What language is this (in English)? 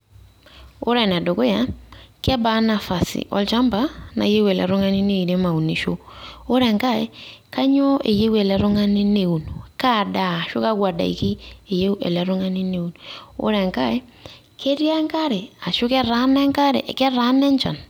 Masai